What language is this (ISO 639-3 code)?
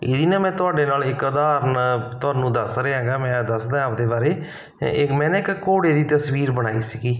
pan